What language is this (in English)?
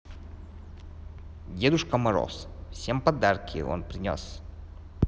Russian